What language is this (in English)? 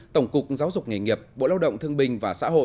Vietnamese